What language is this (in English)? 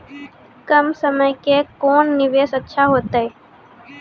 Maithili